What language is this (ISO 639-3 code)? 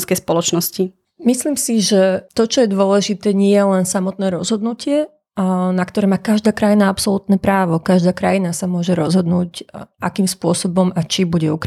slk